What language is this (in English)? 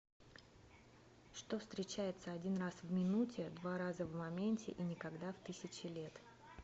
Russian